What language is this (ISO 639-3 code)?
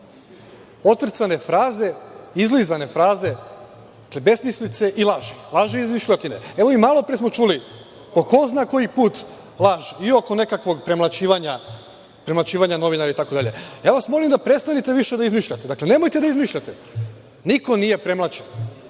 srp